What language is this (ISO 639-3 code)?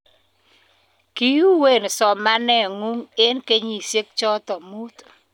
kln